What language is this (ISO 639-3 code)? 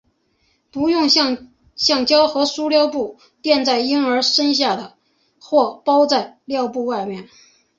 zho